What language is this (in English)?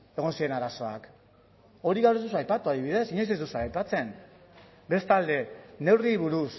Basque